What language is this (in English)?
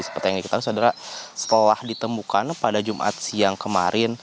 Indonesian